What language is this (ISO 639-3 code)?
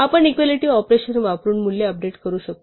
mar